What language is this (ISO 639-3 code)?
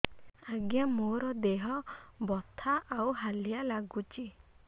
ori